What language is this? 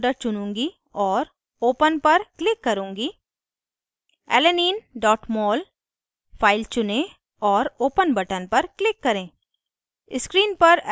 Hindi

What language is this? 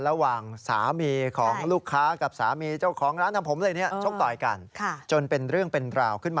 Thai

